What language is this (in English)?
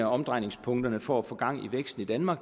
Danish